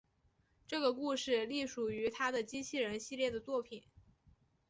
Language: Chinese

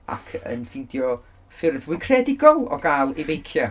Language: Welsh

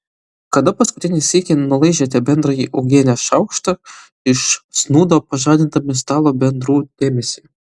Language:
Lithuanian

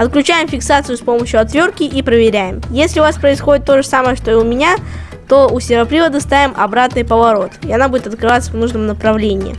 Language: Russian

